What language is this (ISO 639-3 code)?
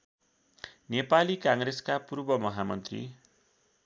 nep